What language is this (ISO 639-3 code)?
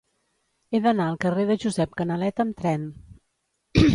cat